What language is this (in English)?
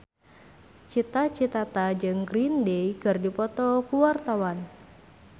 Sundanese